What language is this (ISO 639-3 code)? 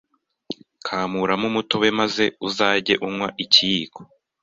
kin